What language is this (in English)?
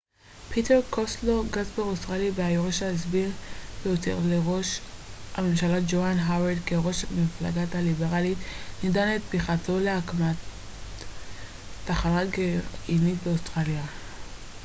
Hebrew